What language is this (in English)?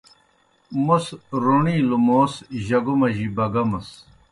Kohistani Shina